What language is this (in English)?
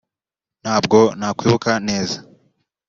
Kinyarwanda